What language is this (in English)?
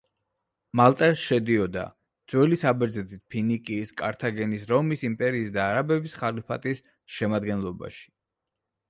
Georgian